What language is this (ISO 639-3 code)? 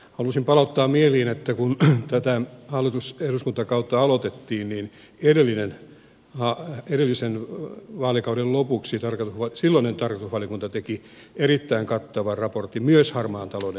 fin